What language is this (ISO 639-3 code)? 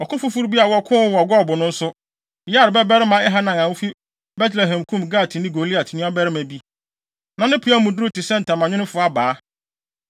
aka